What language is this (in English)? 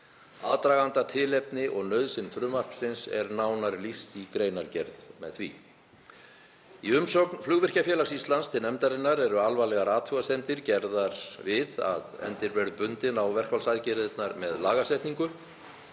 Icelandic